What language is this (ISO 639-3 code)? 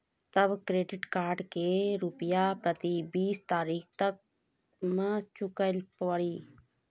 mai